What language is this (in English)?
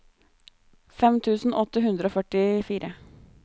Norwegian